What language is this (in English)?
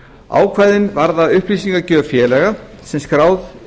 Icelandic